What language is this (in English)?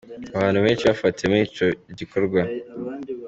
Kinyarwanda